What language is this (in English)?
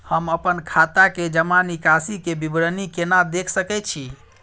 Maithili